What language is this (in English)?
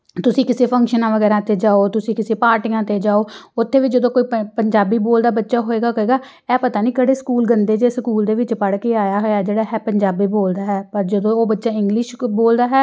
Punjabi